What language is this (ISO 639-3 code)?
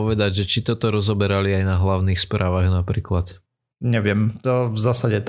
slk